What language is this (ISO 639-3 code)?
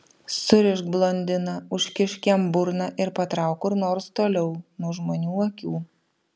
lit